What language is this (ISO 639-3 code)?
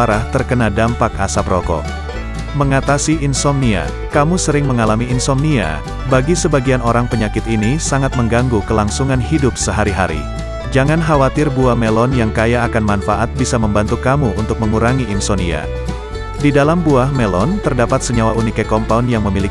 ind